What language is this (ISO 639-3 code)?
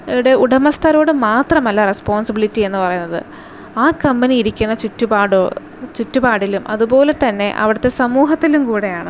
mal